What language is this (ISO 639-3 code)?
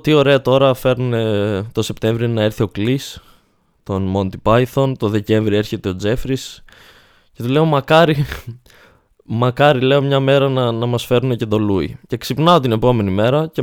ell